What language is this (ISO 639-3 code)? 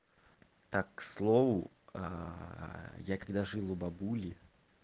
rus